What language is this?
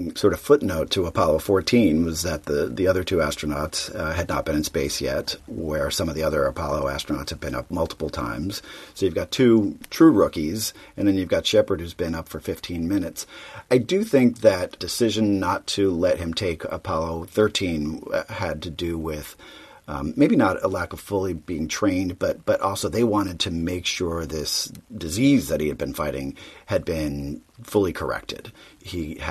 English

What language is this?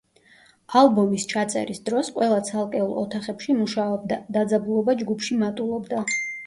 Georgian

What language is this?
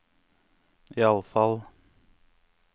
Norwegian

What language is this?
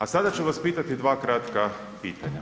Croatian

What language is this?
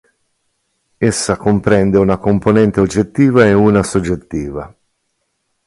Italian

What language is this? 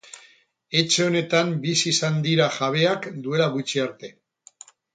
Basque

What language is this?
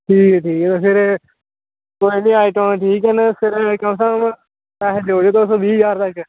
Dogri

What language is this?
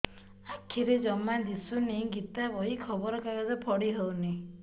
Odia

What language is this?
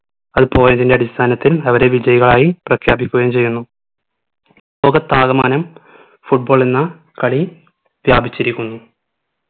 Malayalam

